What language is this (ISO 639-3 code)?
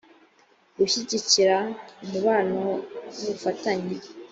kin